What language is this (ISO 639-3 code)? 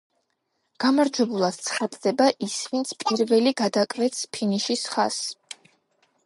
kat